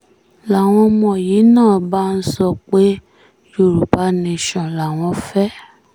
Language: Yoruba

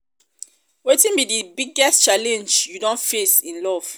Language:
Nigerian Pidgin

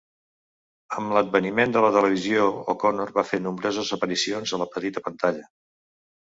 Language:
Catalan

